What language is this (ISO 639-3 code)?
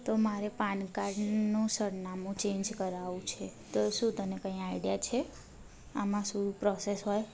guj